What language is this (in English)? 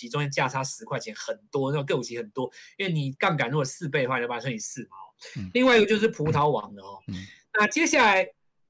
Chinese